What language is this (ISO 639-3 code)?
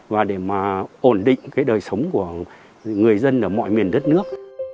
vie